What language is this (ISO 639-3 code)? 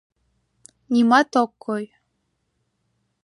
chm